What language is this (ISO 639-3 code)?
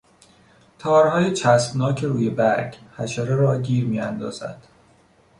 fas